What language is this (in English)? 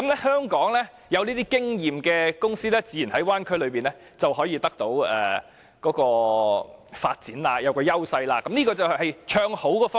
Cantonese